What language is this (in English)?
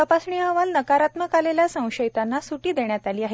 Marathi